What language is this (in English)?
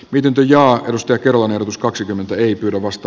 Finnish